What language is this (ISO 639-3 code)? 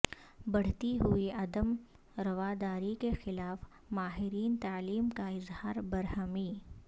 urd